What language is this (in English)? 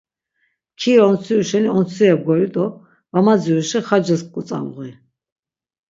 Laz